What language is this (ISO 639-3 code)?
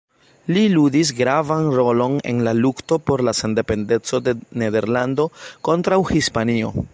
epo